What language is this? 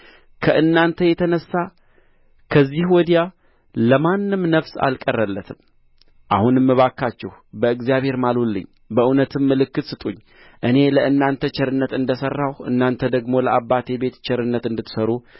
Amharic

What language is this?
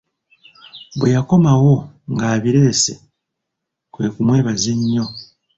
Ganda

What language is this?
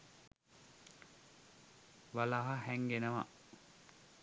Sinhala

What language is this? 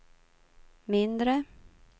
Swedish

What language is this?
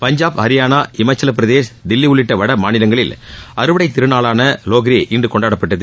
Tamil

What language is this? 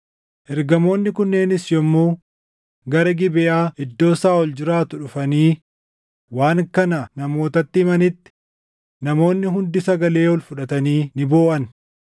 Oromo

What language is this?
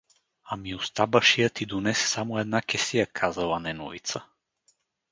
Bulgarian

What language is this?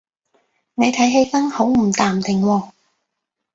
Cantonese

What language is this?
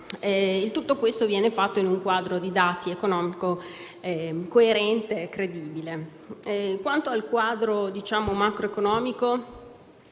Italian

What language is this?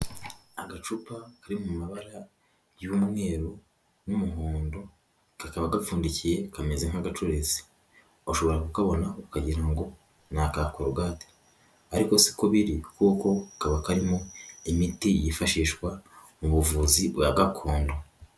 Kinyarwanda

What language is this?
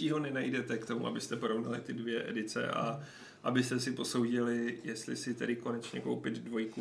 Czech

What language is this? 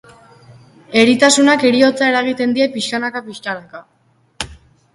Basque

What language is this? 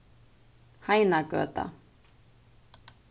Faroese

